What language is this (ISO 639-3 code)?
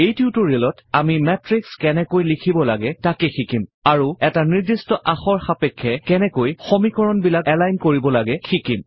asm